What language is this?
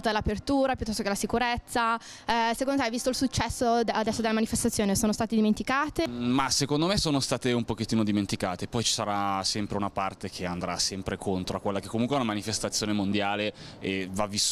Italian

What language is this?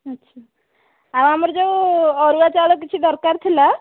Odia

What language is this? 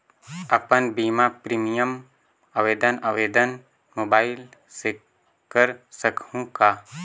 Chhattisgarhi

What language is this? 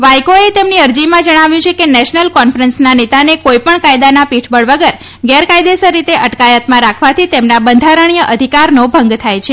Gujarati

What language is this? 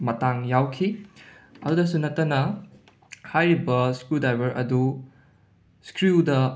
Manipuri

